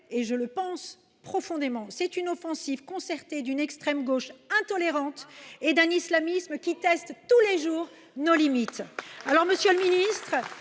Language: French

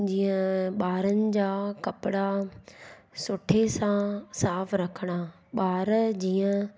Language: Sindhi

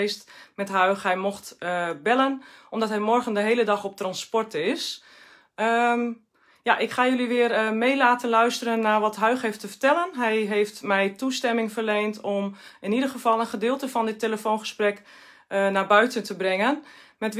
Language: Dutch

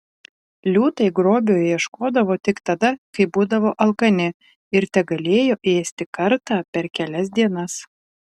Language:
Lithuanian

